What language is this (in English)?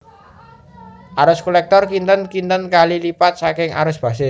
Javanese